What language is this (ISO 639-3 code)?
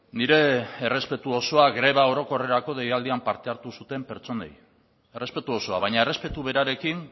eus